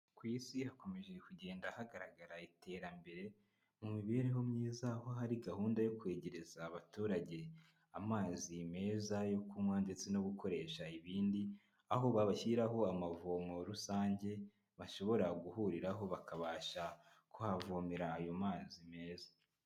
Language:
Kinyarwanda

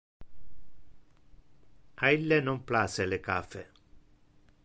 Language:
Interlingua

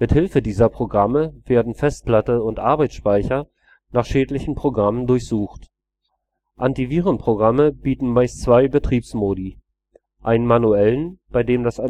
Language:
German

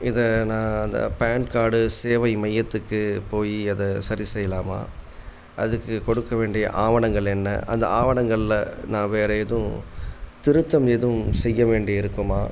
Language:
Tamil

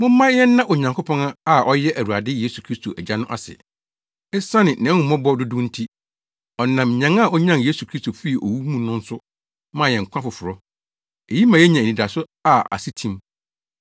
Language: Akan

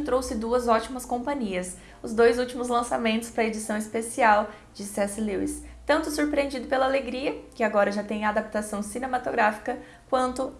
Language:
Portuguese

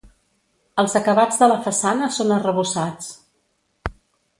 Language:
Catalan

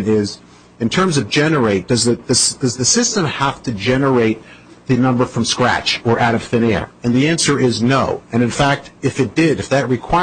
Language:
English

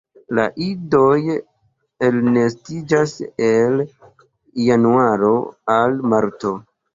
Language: Esperanto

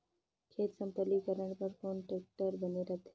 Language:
Chhattisgarhi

